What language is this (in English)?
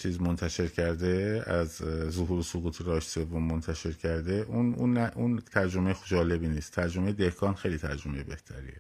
Persian